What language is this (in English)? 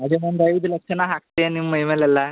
Kannada